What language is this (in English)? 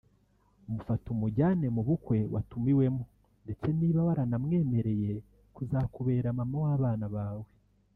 Kinyarwanda